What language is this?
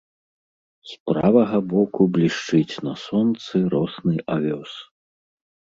Belarusian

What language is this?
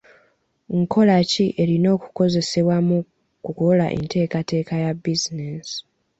Ganda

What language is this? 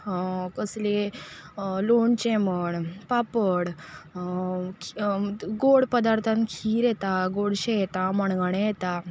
Konkani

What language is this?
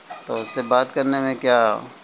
Urdu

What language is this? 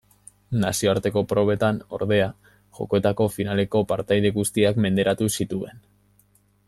Basque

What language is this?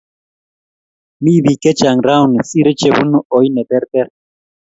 Kalenjin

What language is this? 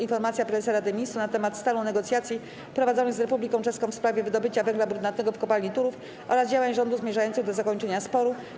Polish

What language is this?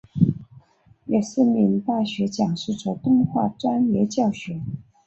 Chinese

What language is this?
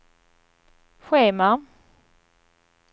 Swedish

